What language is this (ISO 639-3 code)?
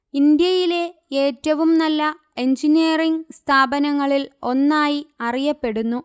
mal